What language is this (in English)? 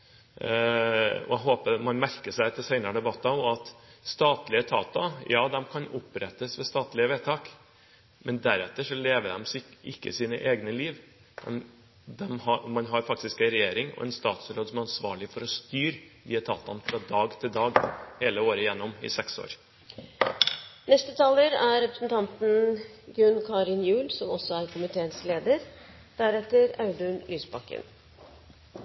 Norwegian Bokmål